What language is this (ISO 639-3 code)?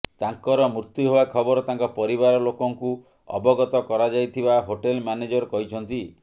ori